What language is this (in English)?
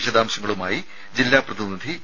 Malayalam